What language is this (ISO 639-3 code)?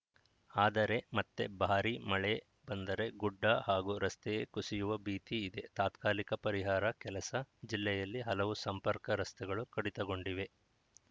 kan